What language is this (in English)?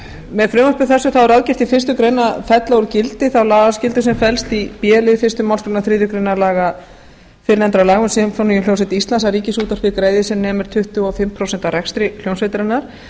Icelandic